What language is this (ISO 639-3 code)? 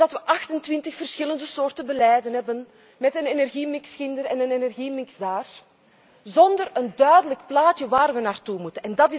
nld